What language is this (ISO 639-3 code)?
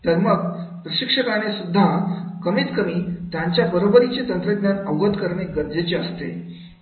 mar